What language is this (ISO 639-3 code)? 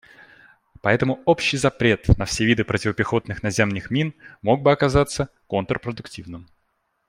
rus